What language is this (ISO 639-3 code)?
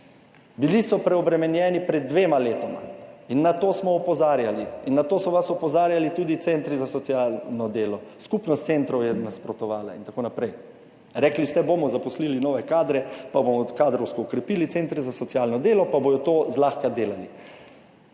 slv